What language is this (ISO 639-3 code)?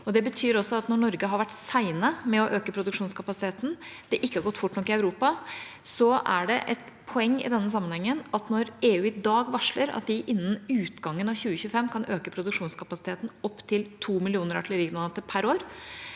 nor